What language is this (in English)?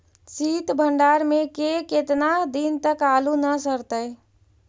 Magahi